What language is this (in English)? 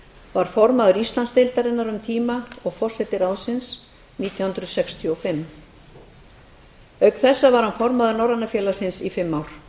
Icelandic